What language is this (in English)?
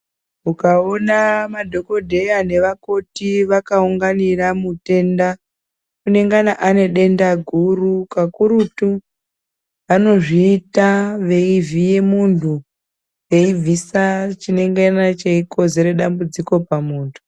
Ndau